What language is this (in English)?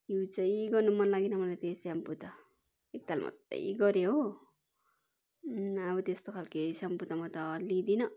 Nepali